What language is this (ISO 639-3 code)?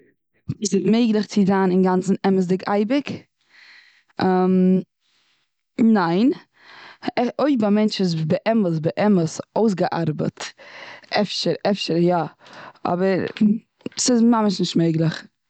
yid